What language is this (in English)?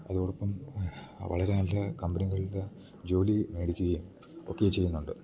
Malayalam